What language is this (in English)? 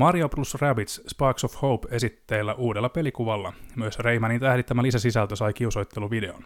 Finnish